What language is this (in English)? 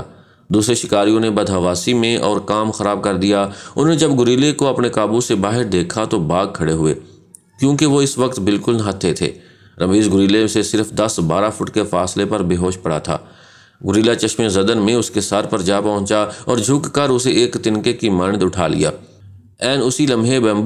Hindi